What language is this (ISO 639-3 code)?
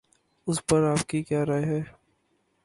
urd